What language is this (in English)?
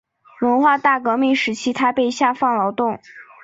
Chinese